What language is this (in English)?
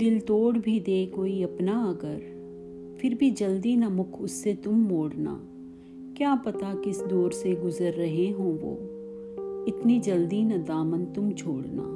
Hindi